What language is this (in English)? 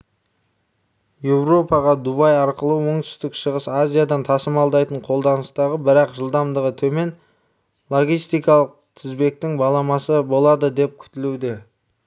Kazakh